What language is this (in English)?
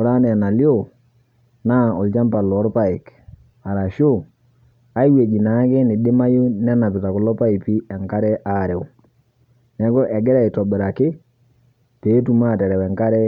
Masai